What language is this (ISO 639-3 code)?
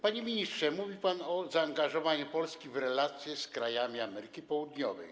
pol